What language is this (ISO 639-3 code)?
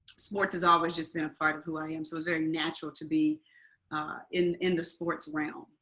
eng